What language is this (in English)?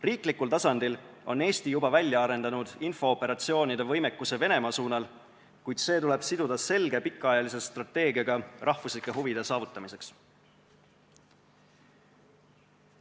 Estonian